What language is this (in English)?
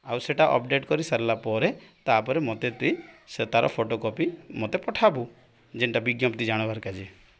Odia